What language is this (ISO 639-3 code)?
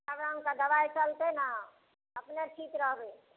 mai